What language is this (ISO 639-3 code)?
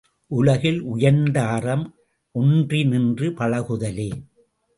tam